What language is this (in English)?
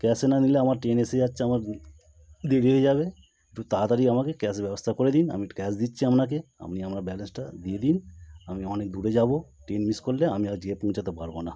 Bangla